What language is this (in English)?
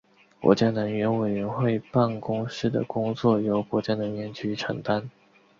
Chinese